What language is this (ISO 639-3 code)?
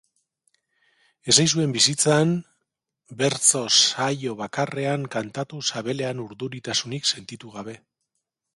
eus